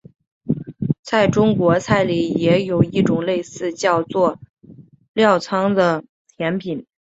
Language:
Chinese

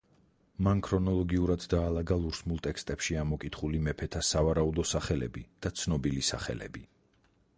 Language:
Georgian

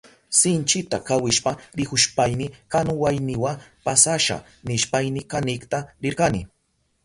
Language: Southern Pastaza Quechua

